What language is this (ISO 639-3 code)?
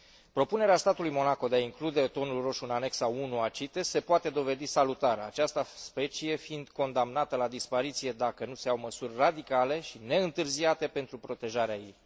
ron